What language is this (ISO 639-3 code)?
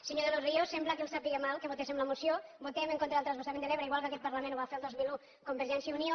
cat